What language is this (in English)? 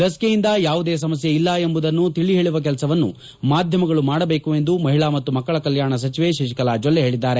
Kannada